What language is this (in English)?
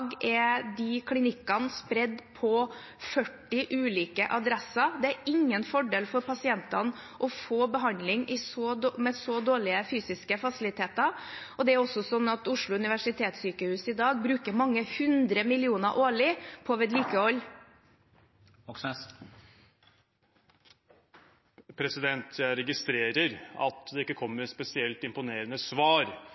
Norwegian